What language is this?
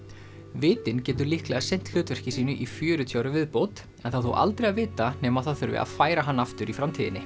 Icelandic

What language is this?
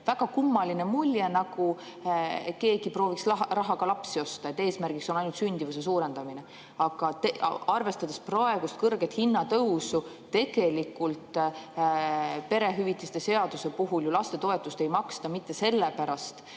Estonian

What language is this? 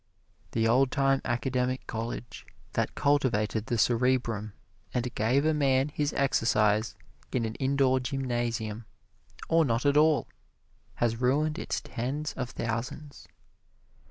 English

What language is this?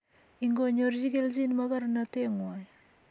Kalenjin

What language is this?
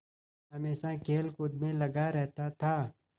Hindi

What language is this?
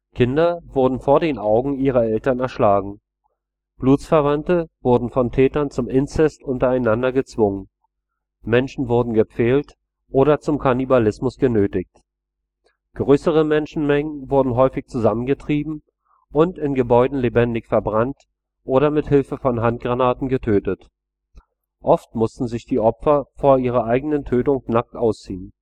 German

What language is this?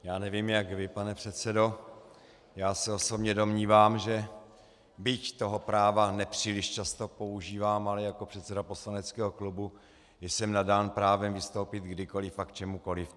Czech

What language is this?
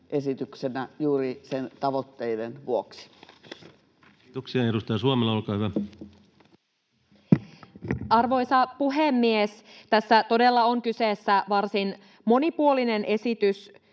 Finnish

